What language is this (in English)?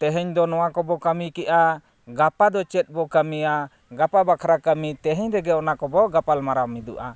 Santali